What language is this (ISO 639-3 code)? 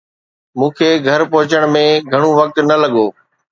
snd